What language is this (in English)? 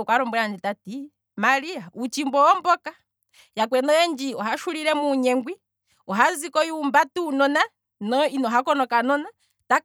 Kwambi